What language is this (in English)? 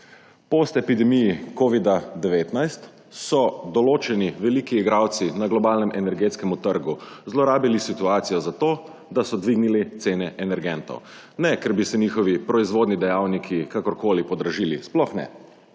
Slovenian